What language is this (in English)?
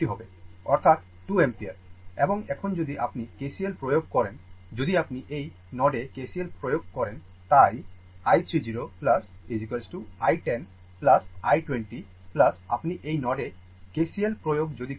Bangla